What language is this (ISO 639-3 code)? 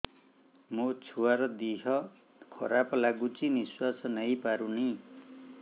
ori